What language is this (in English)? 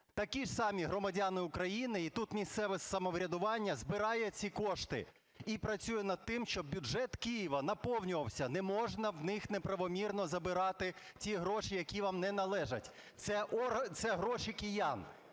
Ukrainian